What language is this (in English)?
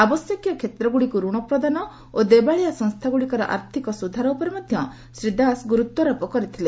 Odia